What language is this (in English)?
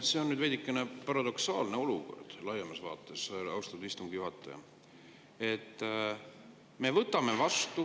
Estonian